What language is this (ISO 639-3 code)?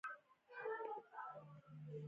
pus